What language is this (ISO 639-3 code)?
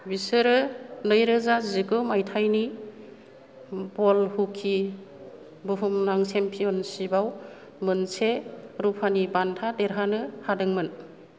brx